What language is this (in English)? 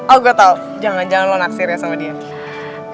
Indonesian